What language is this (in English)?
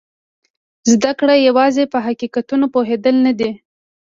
Pashto